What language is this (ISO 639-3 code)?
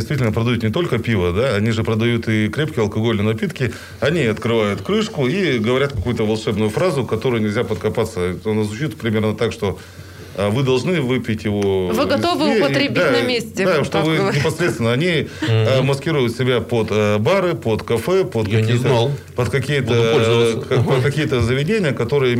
rus